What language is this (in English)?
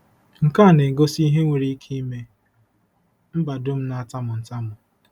Igbo